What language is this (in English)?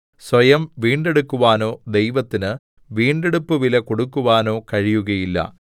Malayalam